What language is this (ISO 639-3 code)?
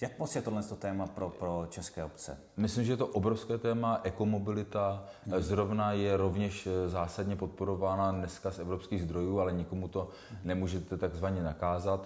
ces